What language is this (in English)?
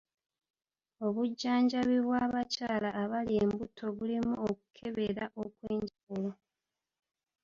Ganda